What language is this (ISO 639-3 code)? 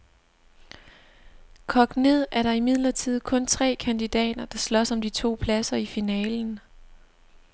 dan